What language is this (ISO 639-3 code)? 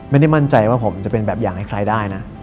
tha